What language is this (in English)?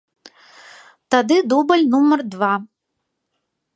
Belarusian